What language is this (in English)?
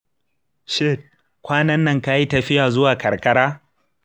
Hausa